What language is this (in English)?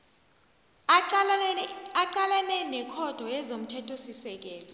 South Ndebele